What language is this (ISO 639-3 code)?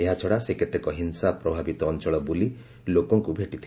ori